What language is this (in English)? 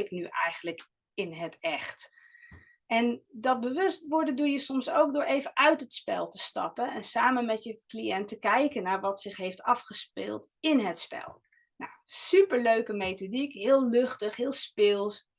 Dutch